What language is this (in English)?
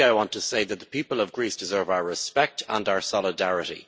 English